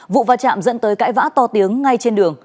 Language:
Vietnamese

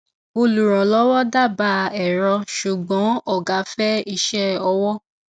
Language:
Yoruba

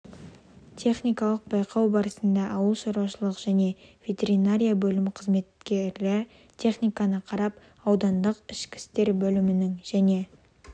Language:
Kazakh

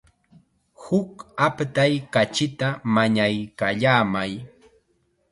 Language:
Chiquián Ancash Quechua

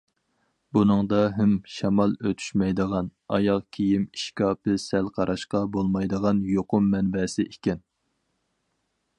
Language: Uyghur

